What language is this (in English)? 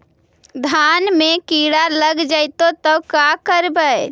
Magahi